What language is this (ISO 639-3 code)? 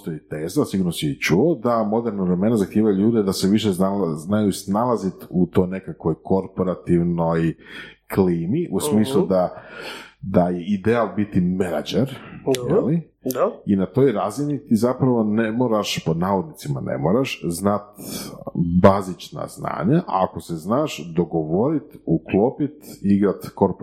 hrv